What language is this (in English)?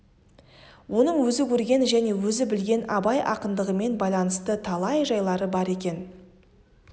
Kazakh